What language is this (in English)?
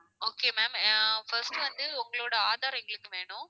Tamil